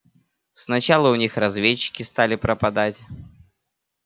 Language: Russian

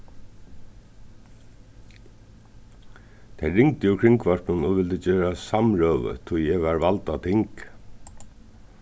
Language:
Faroese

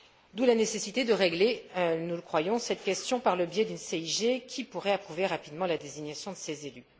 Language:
French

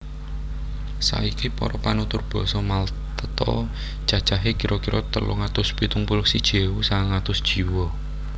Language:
Javanese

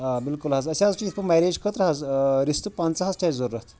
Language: Kashmiri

